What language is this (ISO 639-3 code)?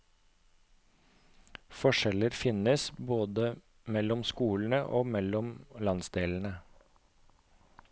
nor